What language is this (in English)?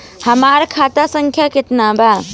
Bhojpuri